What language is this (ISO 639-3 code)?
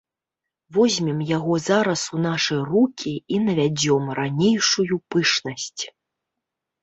bel